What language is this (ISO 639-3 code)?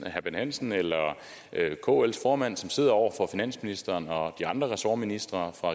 dan